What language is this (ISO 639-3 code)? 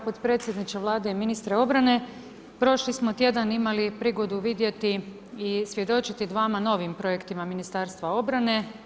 hrv